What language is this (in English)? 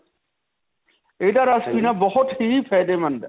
Punjabi